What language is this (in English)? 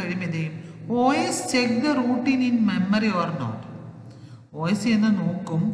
Hindi